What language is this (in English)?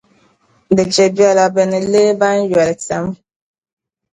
Dagbani